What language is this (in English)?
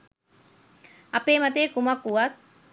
Sinhala